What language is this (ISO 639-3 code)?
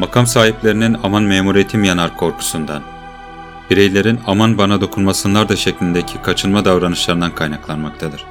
tur